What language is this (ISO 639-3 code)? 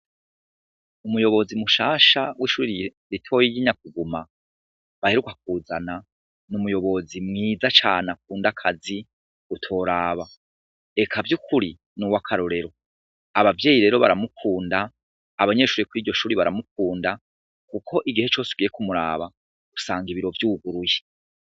run